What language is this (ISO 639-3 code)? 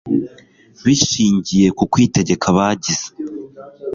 kin